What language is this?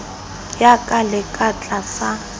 Southern Sotho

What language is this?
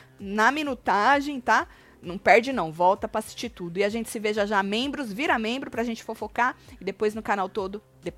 Portuguese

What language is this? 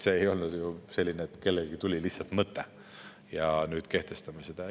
Estonian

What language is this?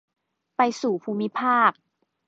Thai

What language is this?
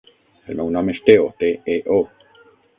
Catalan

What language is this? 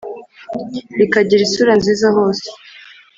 Kinyarwanda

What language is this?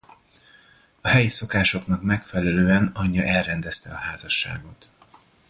Hungarian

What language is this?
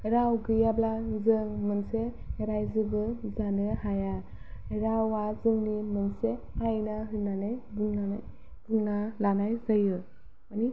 Bodo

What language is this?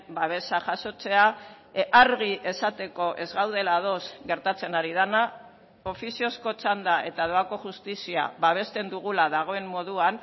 Basque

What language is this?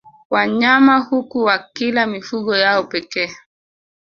Swahili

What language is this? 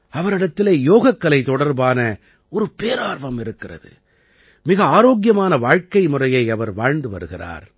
Tamil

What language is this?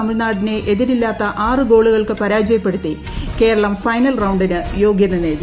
Malayalam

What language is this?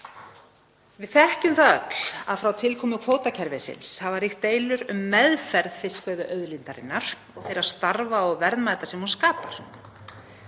Icelandic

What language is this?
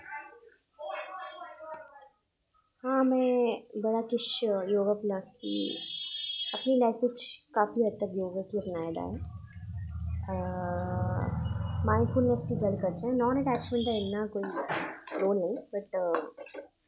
Dogri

